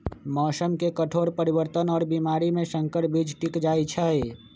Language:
Magahi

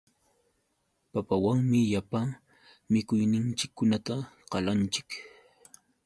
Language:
Yauyos Quechua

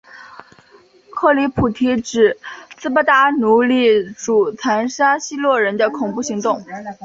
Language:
Chinese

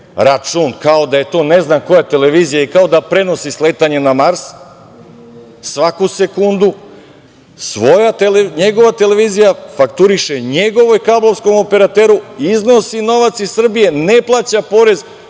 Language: Serbian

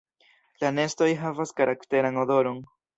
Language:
Esperanto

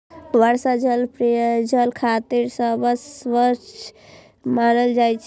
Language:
Maithili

